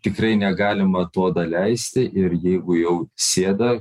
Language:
Lithuanian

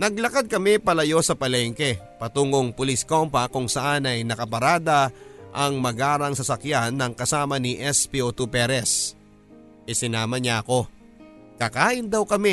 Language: Filipino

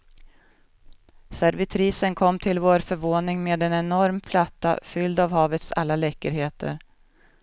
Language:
Swedish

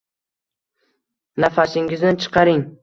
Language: Uzbek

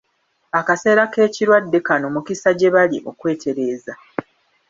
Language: Ganda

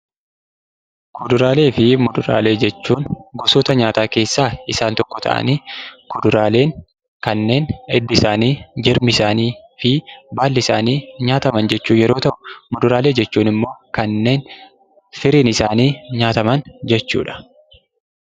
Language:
Oromo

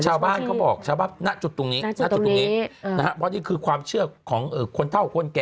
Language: Thai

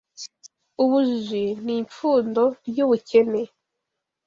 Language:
Kinyarwanda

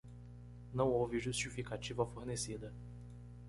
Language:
Portuguese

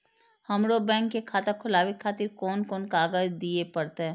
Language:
Maithili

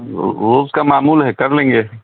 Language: Urdu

